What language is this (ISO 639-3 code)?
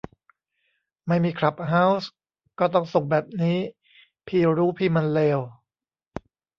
tha